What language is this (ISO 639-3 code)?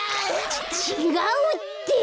jpn